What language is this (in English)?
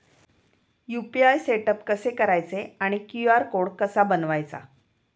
Marathi